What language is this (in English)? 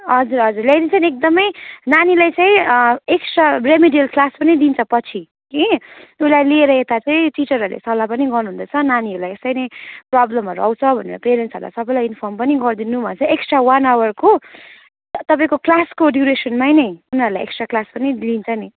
Nepali